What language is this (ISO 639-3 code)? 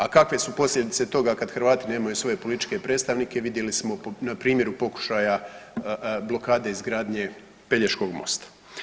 hrv